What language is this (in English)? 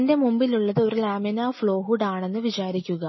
Malayalam